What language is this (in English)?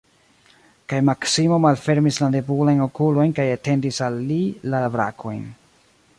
Esperanto